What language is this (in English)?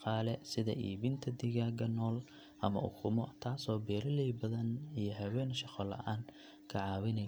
Somali